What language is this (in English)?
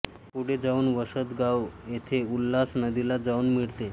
Marathi